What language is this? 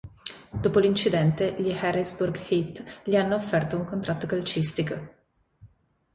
Italian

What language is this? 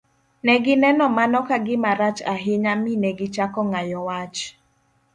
Luo (Kenya and Tanzania)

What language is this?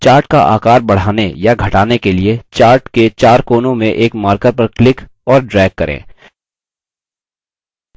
Hindi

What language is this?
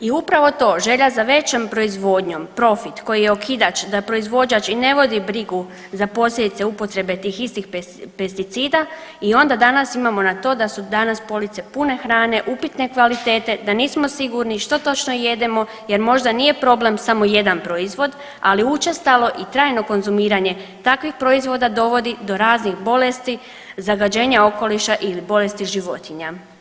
Croatian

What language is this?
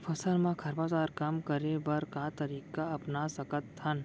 Chhattisgarhi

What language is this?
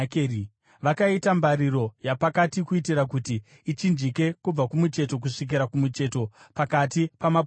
Shona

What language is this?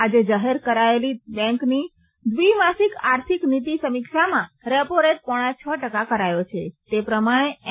Gujarati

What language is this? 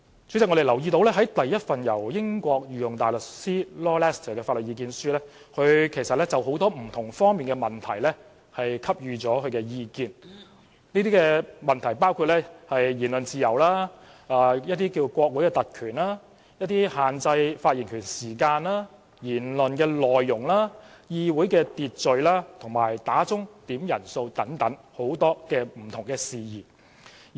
Cantonese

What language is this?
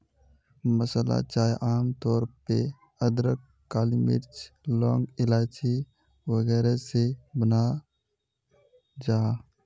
Magahi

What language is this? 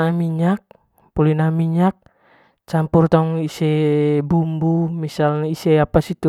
Manggarai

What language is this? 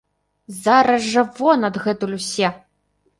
Belarusian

